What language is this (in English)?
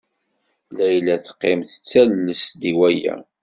Kabyle